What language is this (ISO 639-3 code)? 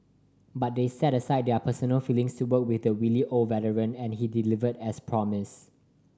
eng